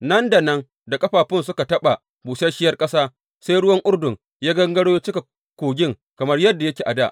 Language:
Hausa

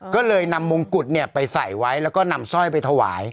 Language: Thai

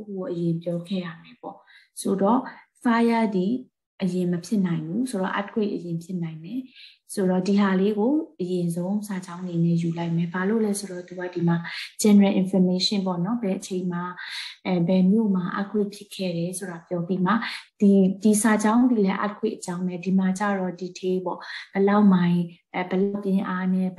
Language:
Thai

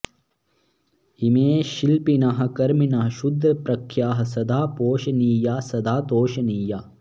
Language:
Sanskrit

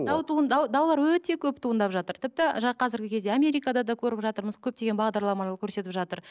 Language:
Kazakh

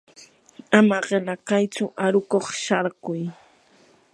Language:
Yanahuanca Pasco Quechua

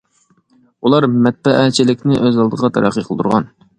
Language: Uyghur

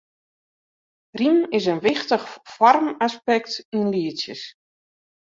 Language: Western Frisian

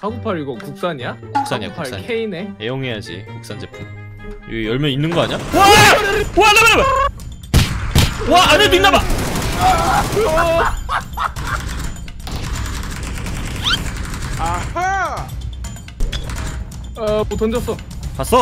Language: Korean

